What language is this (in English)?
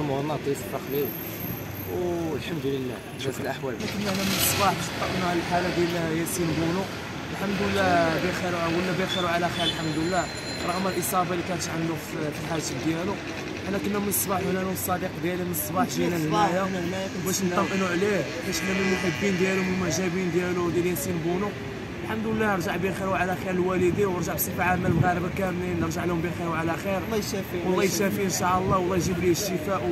Arabic